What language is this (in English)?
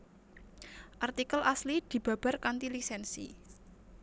Javanese